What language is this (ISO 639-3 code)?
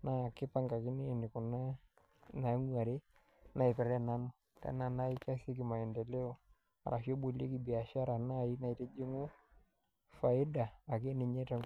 mas